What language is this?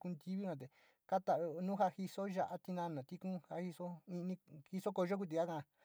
Sinicahua Mixtec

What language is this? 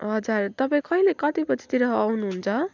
Nepali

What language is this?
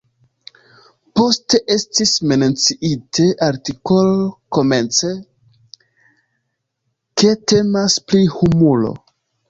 Esperanto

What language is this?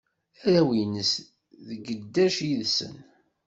Kabyle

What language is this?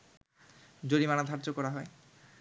Bangla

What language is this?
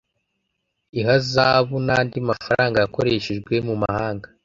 Kinyarwanda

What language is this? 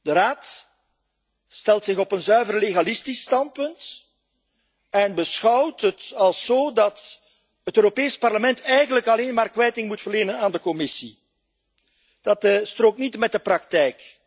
Dutch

